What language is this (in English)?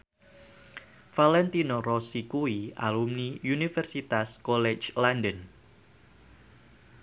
Javanese